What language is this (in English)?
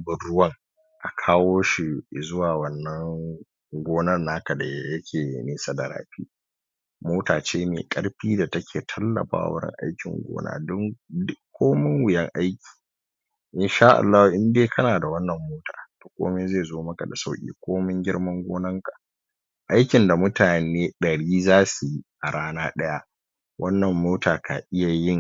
Hausa